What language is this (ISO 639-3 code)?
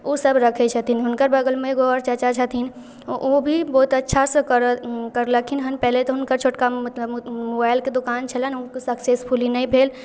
mai